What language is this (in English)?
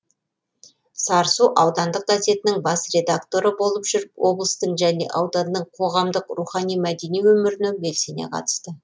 Kazakh